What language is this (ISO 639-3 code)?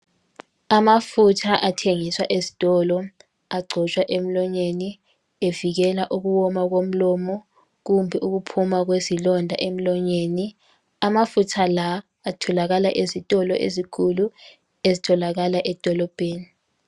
nde